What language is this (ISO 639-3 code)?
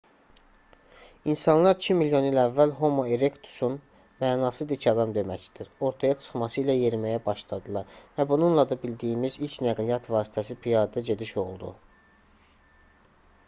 aze